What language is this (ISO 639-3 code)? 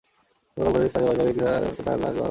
ben